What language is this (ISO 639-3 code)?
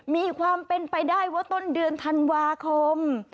tha